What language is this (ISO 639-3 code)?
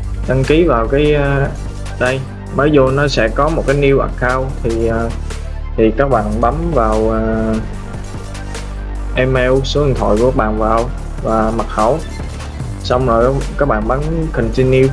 vie